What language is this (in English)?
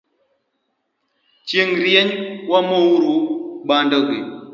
Luo (Kenya and Tanzania)